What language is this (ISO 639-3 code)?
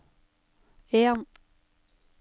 nor